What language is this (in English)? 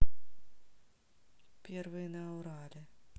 Russian